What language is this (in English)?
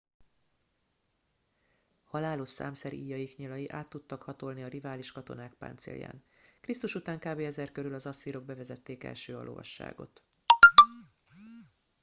Hungarian